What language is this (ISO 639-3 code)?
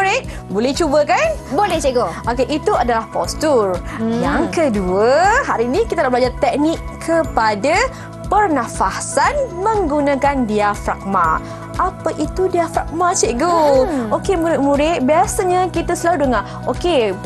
msa